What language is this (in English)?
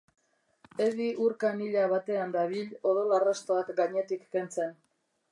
Basque